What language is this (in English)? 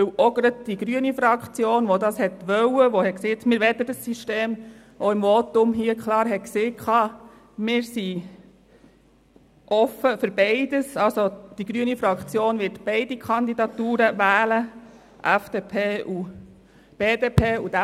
Swiss German